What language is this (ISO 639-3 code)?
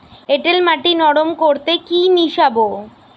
ben